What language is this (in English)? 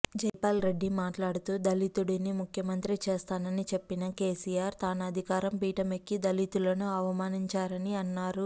Telugu